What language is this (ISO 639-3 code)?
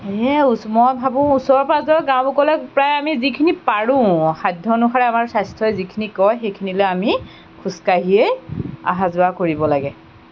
asm